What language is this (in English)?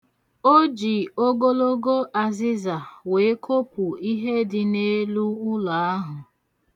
Igbo